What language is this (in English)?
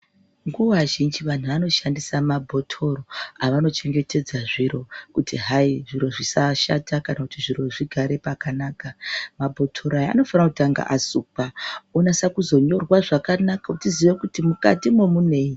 Ndau